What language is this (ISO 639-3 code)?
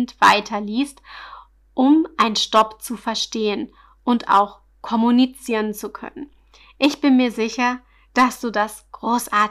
deu